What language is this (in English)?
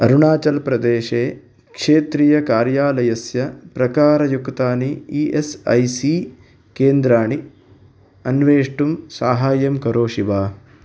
Sanskrit